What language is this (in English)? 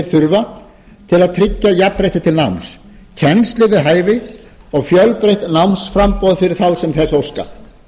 Icelandic